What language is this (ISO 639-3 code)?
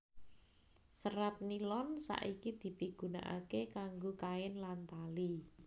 jav